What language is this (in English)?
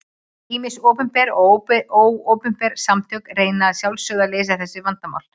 Icelandic